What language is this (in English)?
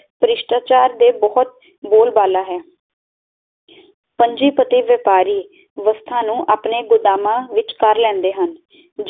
Punjabi